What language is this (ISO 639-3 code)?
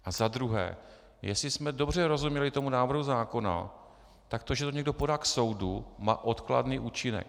ces